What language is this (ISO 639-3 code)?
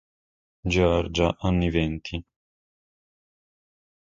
ita